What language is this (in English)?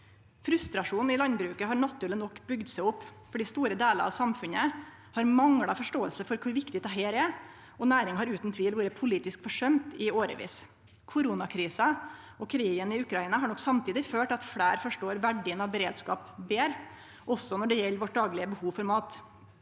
Norwegian